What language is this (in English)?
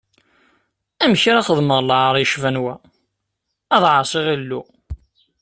Kabyle